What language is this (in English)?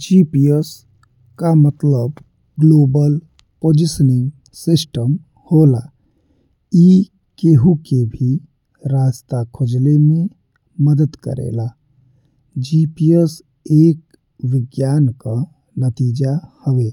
Bhojpuri